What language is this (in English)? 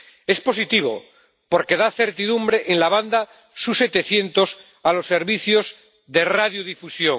Spanish